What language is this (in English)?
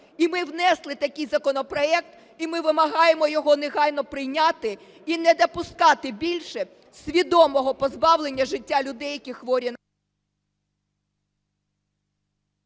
Ukrainian